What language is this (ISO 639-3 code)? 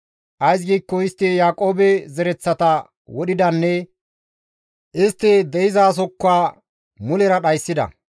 gmv